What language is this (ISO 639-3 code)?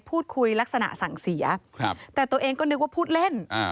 tha